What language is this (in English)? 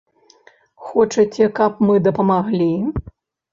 Belarusian